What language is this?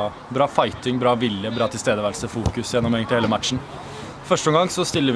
Norwegian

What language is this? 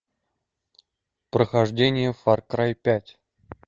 Russian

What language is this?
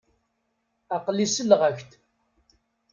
Kabyle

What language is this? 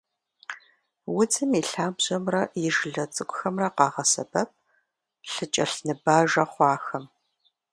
Kabardian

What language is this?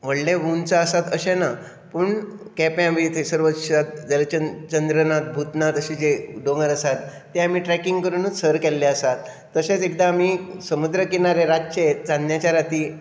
Konkani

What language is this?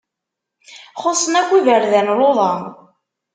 Kabyle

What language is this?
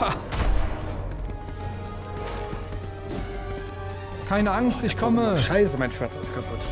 German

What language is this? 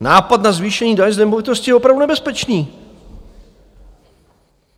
Czech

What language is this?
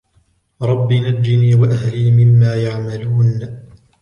Arabic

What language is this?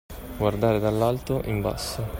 Italian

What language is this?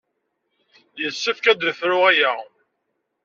Kabyle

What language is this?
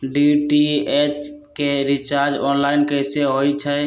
Magahi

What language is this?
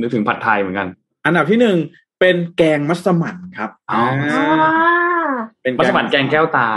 Thai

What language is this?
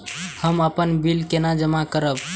Maithili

